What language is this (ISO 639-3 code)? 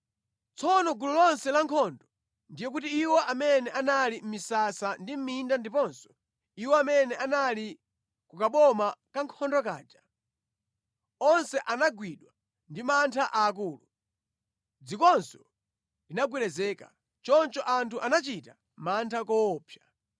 nya